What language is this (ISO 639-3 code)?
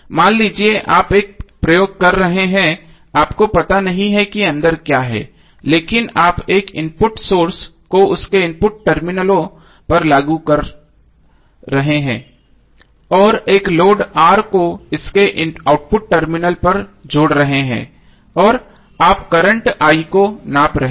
hin